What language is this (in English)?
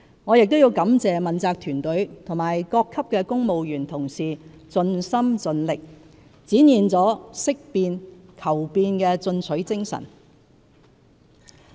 Cantonese